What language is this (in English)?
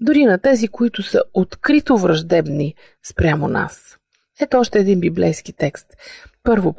Bulgarian